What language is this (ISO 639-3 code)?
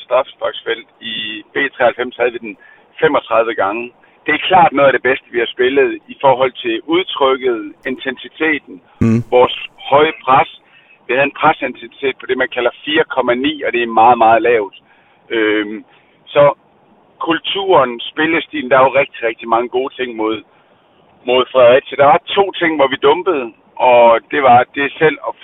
dan